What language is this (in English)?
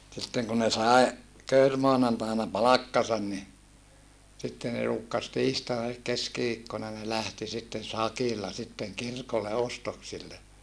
Finnish